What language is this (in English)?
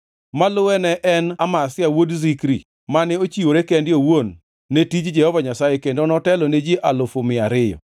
Luo (Kenya and Tanzania)